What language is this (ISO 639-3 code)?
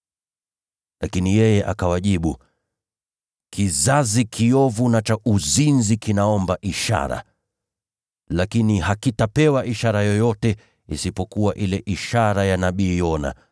swa